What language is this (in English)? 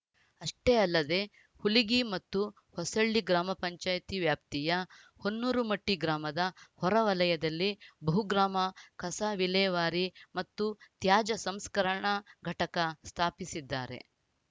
Kannada